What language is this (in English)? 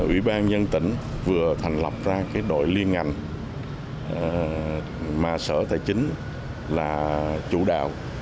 Vietnamese